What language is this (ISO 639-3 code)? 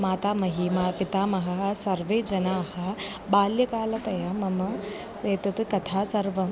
san